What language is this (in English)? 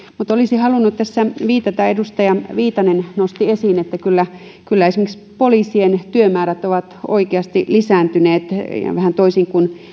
Finnish